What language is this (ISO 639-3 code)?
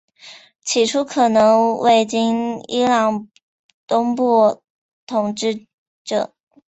zho